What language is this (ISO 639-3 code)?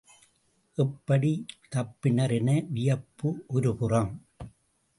tam